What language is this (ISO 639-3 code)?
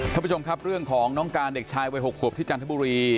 tha